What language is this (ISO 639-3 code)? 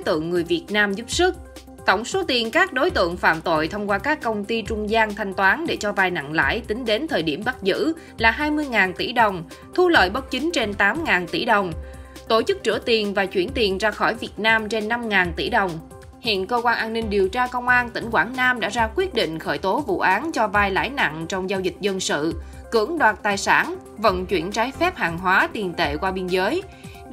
vie